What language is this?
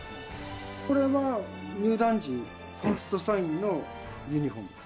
Japanese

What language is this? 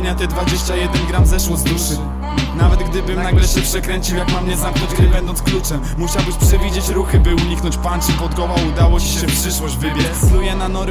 Polish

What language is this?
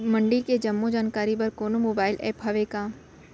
Chhattisgarhi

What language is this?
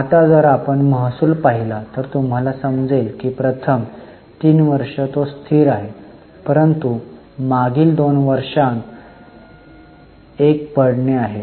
Marathi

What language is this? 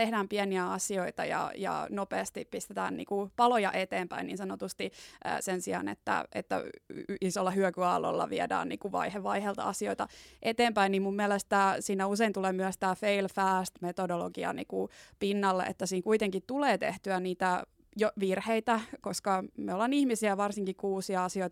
Finnish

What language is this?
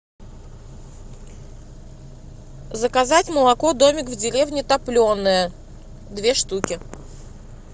Russian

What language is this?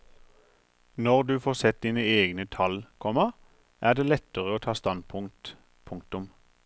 Norwegian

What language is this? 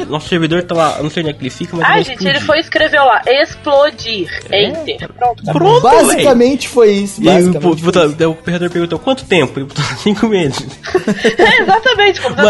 Portuguese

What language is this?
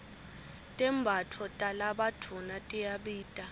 Swati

